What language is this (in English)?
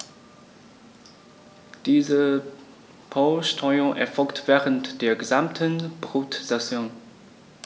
German